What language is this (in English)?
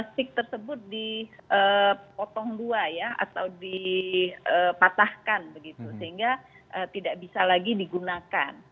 Indonesian